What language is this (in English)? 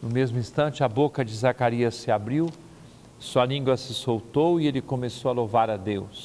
Portuguese